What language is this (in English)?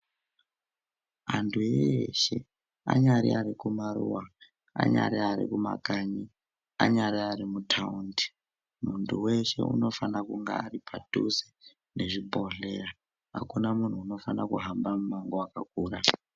Ndau